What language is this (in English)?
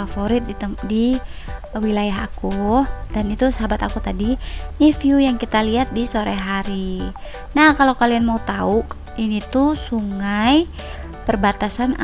Indonesian